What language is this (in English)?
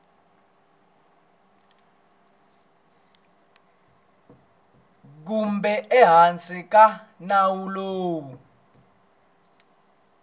Tsonga